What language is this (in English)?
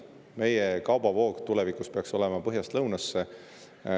Estonian